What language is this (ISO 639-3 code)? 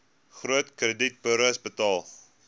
afr